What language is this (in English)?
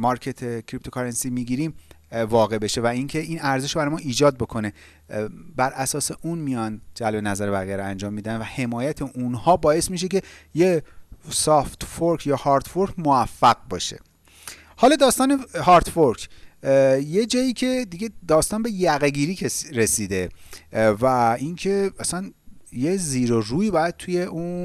Persian